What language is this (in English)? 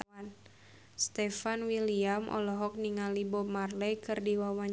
Sundanese